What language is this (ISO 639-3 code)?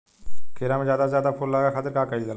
bho